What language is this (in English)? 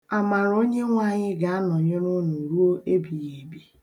Igbo